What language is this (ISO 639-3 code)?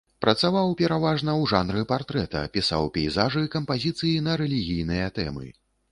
bel